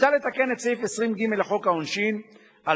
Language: Hebrew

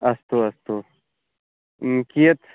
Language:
Sanskrit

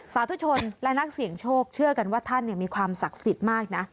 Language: Thai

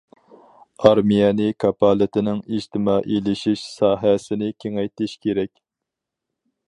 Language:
Uyghur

